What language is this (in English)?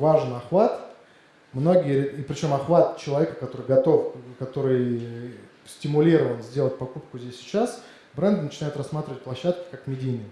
Russian